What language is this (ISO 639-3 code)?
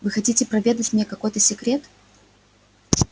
rus